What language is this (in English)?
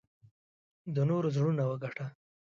Pashto